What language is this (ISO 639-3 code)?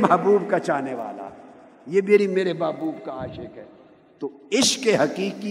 urd